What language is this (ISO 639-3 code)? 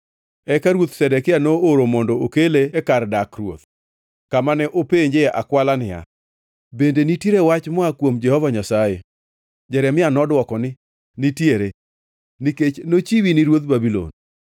luo